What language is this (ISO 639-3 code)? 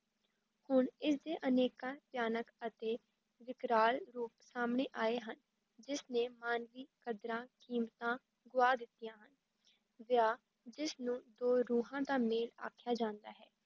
pan